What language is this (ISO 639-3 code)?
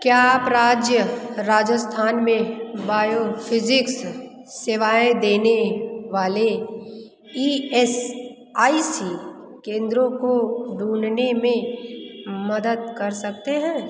hin